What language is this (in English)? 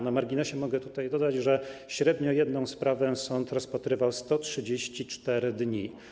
Polish